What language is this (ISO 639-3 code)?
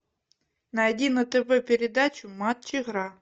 rus